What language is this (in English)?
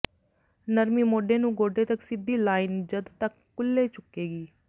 Punjabi